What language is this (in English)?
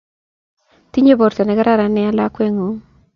Kalenjin